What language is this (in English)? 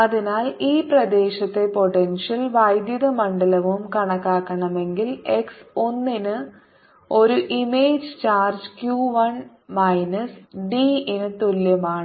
Malayalam